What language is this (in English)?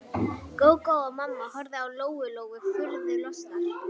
Icelandic